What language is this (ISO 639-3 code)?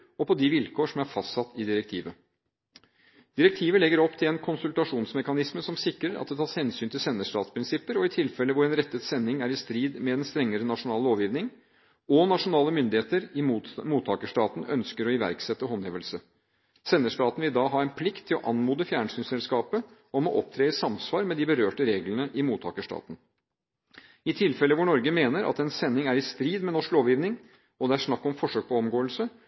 nob